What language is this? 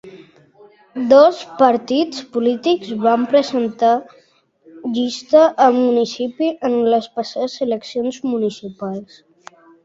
Catalan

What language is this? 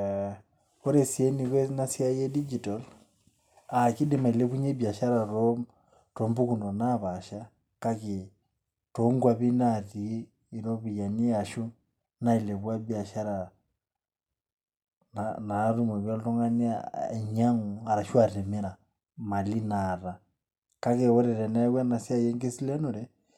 Masai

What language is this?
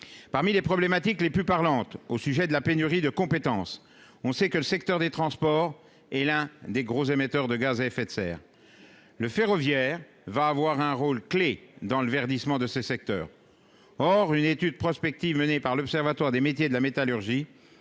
French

